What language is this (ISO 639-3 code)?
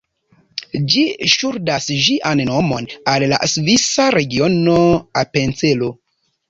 epo